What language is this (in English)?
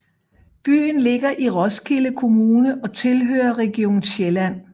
Danish